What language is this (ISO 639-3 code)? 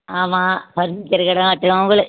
tam